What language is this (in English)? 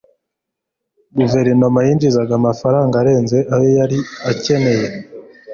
Kinyarwanda